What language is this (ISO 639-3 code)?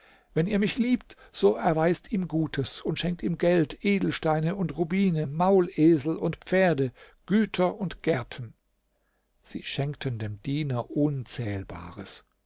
deu